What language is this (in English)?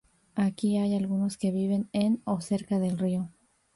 Spanish